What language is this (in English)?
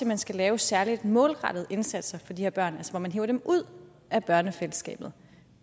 Danish